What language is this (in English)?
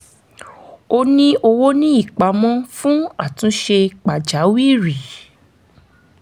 Yoruba